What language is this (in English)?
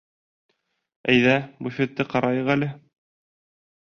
Bashkir